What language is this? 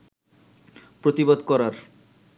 Bangla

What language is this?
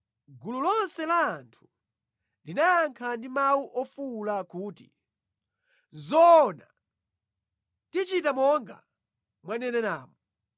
Nyanja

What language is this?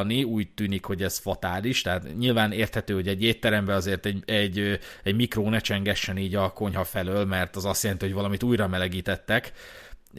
Hungarian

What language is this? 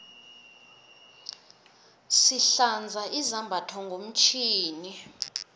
South Ndebele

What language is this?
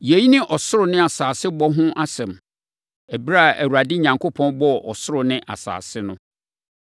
Akan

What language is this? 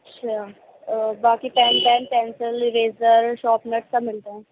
Urdu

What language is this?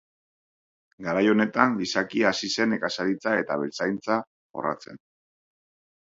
Basque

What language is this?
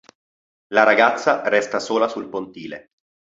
Italian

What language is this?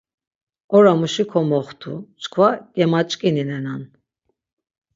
Laz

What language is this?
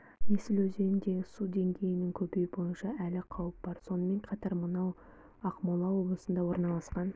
Kazakh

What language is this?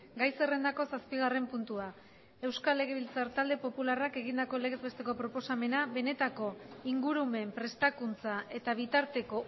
Basque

